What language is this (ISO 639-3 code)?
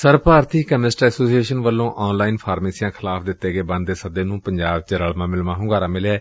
pan